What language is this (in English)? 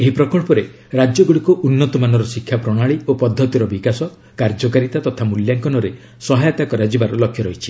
Odia